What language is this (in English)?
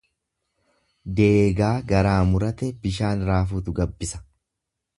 Oromo